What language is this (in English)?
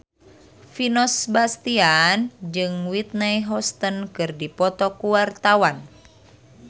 Sundanese